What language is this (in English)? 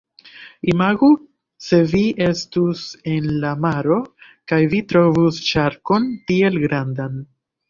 Esperanto